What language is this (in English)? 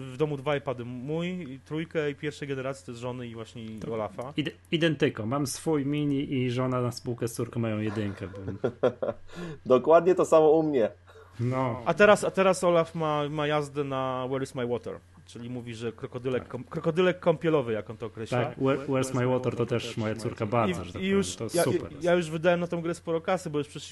Polish